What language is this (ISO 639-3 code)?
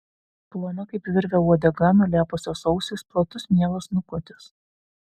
lit